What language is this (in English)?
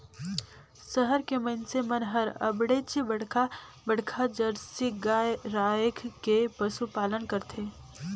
Chhattisgarhi